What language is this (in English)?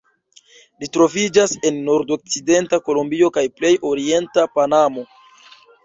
Esperanto